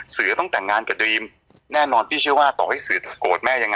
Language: Thai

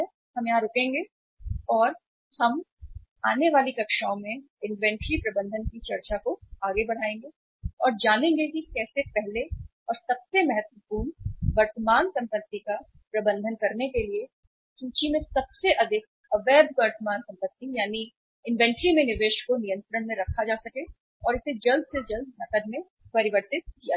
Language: Hindi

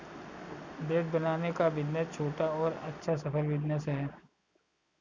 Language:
Hindi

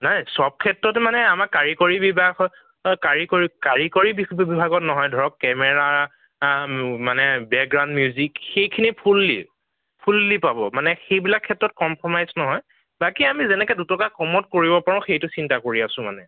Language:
Assamese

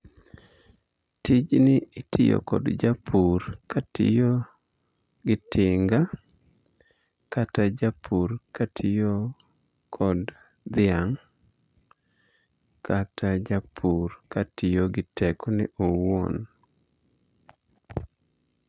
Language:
Luo (Kenya and Tanzania)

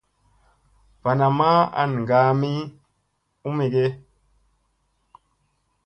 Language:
Musey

